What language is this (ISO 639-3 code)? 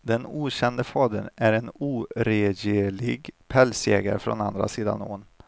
swe